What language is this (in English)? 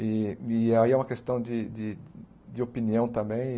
Portuguese